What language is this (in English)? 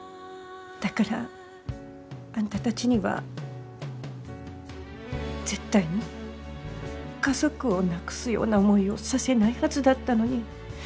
Japanese